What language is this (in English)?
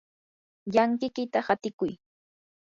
Yanahuanca Pasco Quechua